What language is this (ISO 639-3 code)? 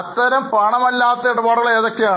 mal